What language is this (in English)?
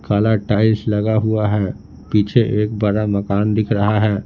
Hindi